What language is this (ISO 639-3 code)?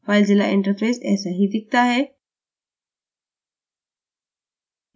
hin